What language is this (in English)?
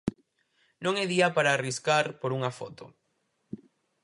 Galician